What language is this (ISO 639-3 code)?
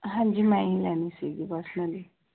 pan